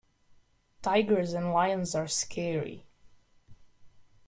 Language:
English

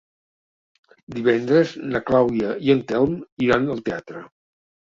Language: Catalan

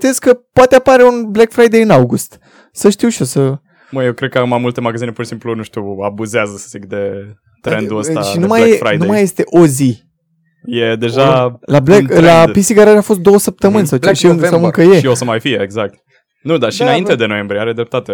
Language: Romanian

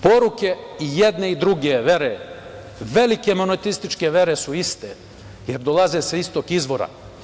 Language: Serbian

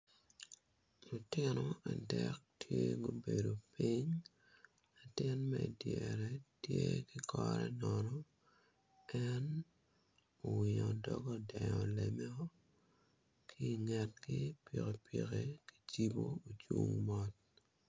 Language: Acoli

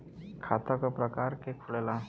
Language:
Bhojpuri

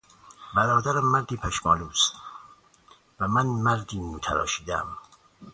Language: Persian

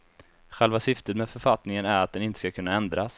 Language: Swedish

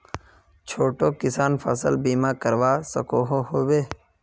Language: Magahi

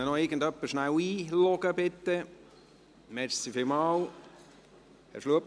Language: Swiss German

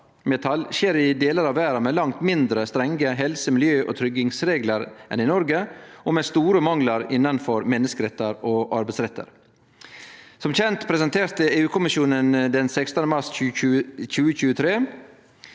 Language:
Norwegian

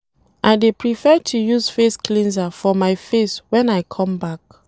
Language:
Nigerian Pidgin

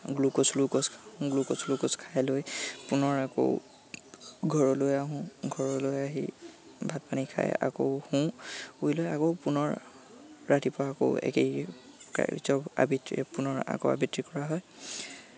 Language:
Assamese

